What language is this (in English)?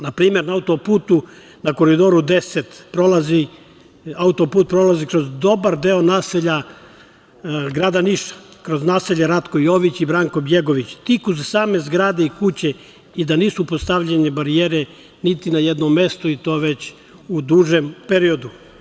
Serbian